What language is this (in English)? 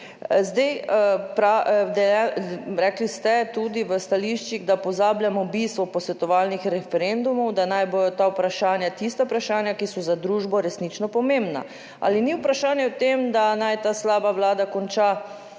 Slovenian